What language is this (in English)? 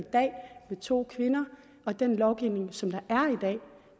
Danish